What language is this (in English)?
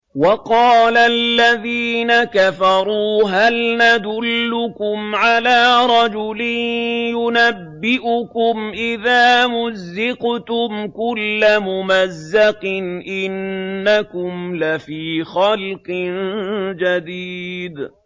Arabic